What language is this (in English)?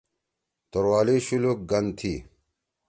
Torwali